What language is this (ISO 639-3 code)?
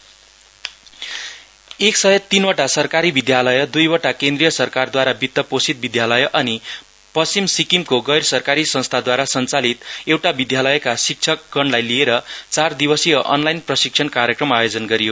nep